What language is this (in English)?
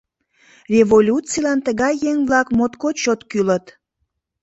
Mari